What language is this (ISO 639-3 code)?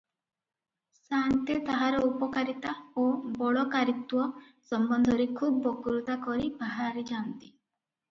ori